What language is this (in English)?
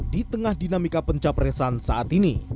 Indonesian